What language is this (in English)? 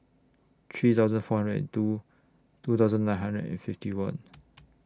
English